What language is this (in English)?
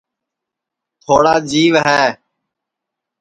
Sansi